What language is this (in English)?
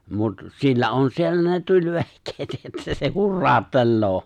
Finnish